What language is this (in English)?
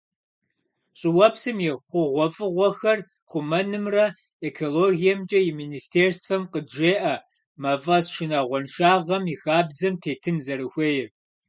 Kabardian